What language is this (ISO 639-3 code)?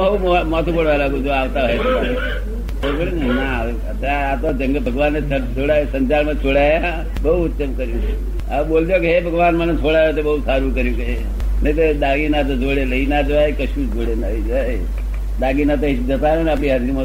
guj